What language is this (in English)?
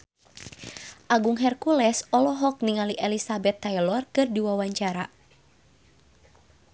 Sundanese